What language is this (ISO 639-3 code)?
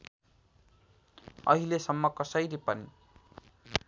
nep